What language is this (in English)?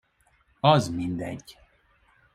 Hungarian